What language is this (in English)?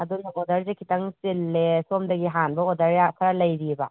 Manipuri